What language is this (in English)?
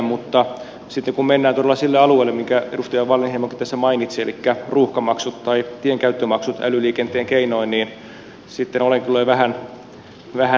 Finnish